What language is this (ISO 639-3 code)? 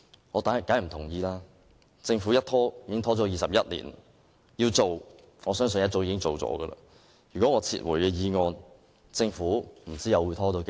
yue